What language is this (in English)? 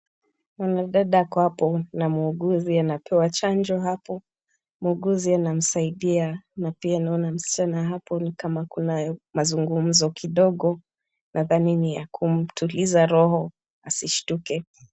Swahili